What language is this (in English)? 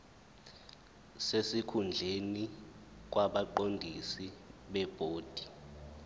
Zulu